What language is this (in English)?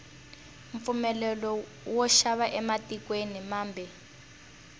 Tsonga